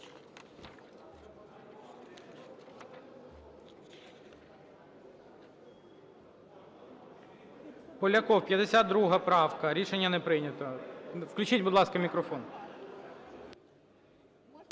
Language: Ukrainian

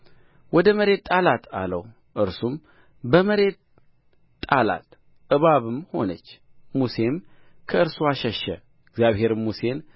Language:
Amharic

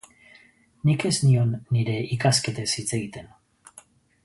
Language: Basque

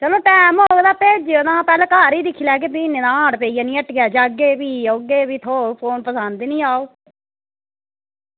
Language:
Dogri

